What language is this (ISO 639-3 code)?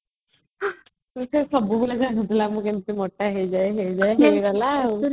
ori